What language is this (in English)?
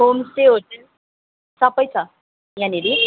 Nepali